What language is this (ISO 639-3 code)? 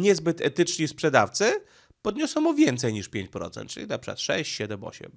pol